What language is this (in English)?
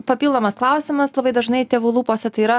Lithuanian